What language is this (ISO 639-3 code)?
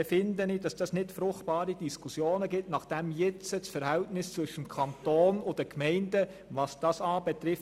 gsw